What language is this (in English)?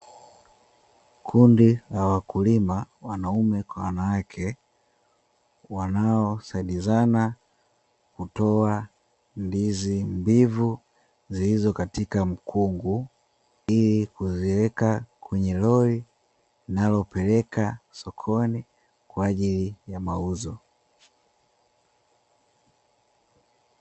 Swahili